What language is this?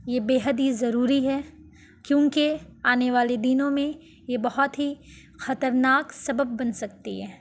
Urdu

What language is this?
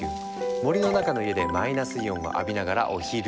Japanese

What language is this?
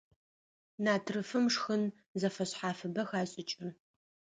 Adyghe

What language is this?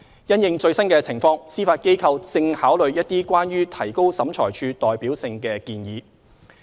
Cantonese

